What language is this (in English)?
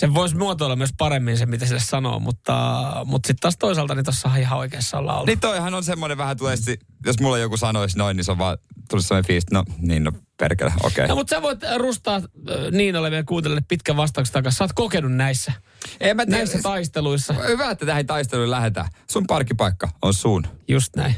Finnish